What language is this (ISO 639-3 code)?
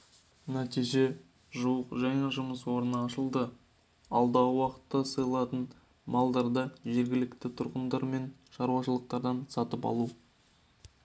kaz